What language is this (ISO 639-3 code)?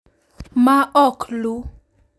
luo